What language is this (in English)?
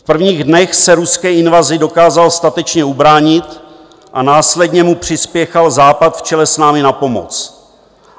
Czech